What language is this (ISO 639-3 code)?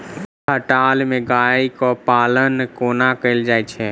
mai